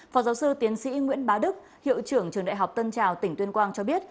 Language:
Vietnamese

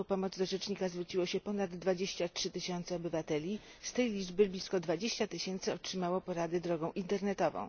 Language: Polish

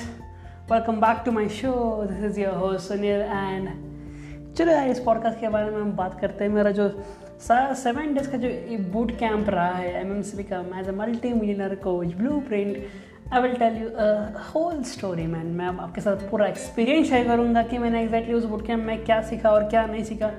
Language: Hindi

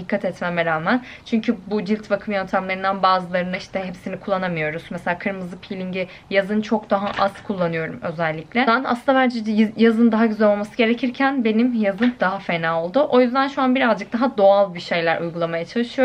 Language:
Turkish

